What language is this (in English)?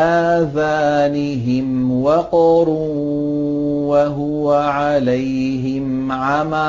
Arabic